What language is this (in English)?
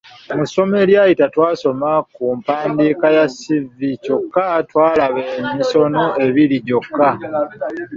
Ganda